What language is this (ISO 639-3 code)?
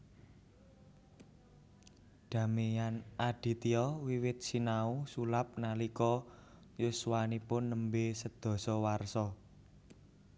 jav